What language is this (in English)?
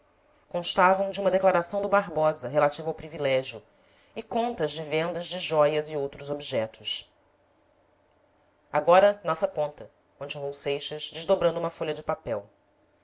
Portuguese